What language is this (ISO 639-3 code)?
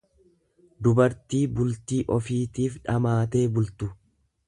orm